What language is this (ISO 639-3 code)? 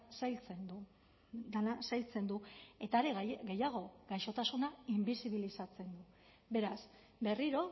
eus